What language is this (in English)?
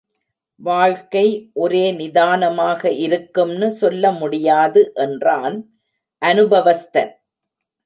Tamil